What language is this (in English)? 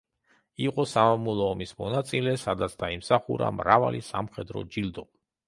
Georgian